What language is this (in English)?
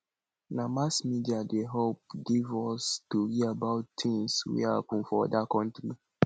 Nigerian Pidgin